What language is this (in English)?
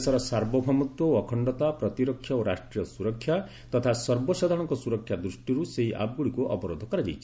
Odia